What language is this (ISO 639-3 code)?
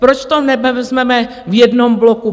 ces